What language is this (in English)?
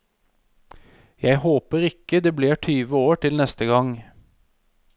Norwegian